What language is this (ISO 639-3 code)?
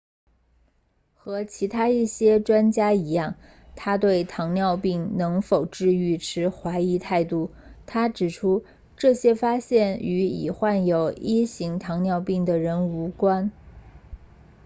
zho